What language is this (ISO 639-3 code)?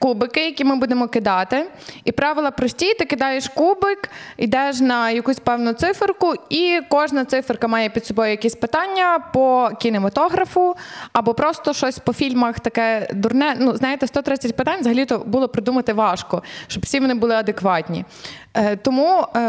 ukr